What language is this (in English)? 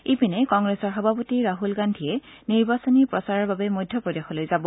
Assamese